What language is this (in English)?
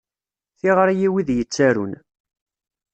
Kabyle